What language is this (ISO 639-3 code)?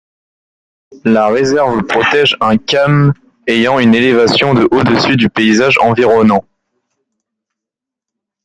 fra